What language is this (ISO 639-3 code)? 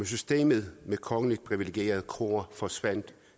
dan